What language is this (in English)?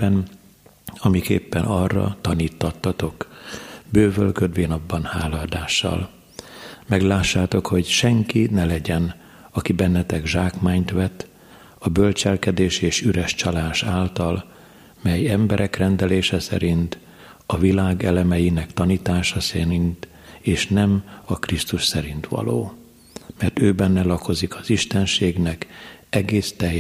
Hungarian